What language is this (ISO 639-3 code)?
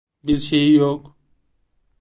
tur